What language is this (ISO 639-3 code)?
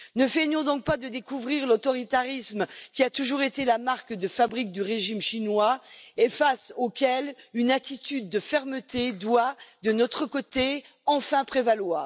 fra